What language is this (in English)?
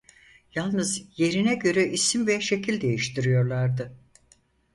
Turkish